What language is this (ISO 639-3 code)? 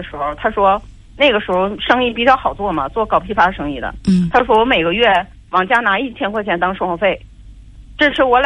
zho